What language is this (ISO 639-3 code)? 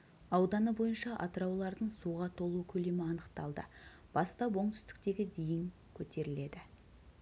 kaz